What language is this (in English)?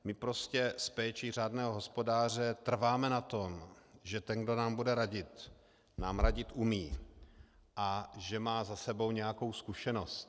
Czech